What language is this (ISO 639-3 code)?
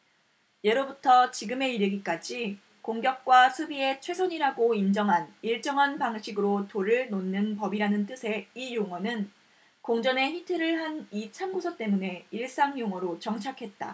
kor